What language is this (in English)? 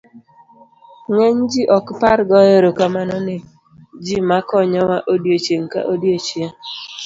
Luo (Kenya and Tanzania)